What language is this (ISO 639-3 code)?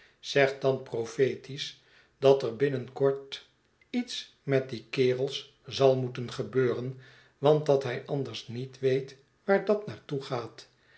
nld